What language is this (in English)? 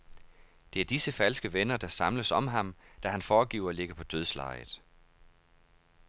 Danish